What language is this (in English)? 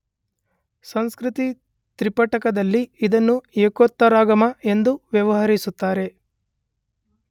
Kannada